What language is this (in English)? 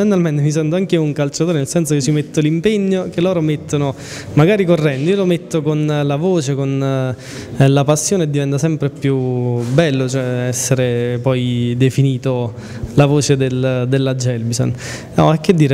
Italian